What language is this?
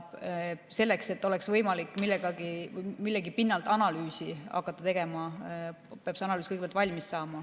Estonian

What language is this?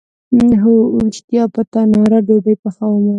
Pashto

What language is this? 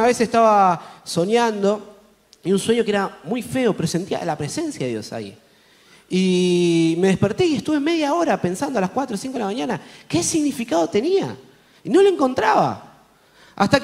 Spanish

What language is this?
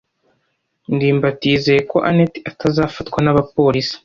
Kinyarwanda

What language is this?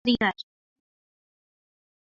Uzbek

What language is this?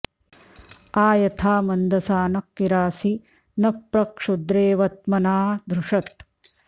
Sanskrit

